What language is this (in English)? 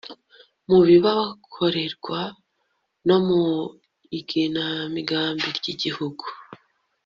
Kinyarwanda